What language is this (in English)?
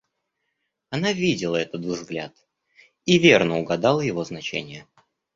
Russian